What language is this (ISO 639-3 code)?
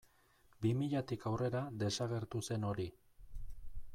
eus